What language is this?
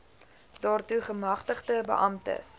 Afrikaans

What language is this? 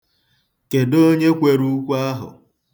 Igbo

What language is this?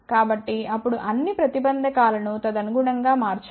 Telugu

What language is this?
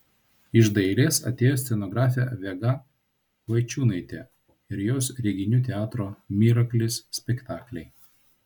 Lithuanian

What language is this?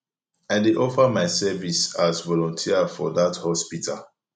Nigerian Pidgin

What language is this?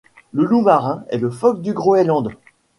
French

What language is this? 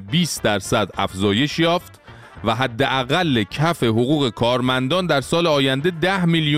Persian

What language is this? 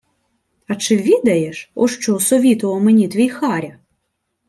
Ukrainian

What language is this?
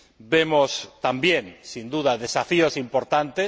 Spanish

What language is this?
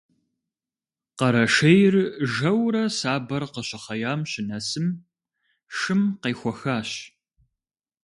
Kabardian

